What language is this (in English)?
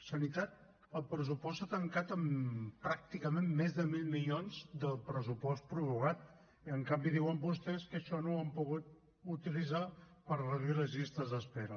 Catalan